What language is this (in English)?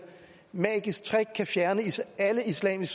Danish